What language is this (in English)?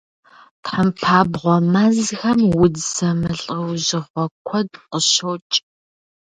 Kabardian